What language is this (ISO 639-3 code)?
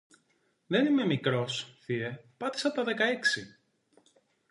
ell